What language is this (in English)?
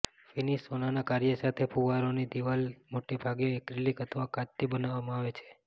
Gujarati